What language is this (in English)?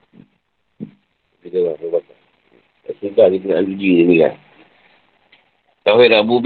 Malay